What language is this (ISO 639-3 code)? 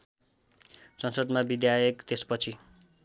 nep